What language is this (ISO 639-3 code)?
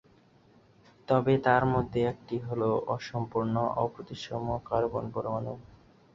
ben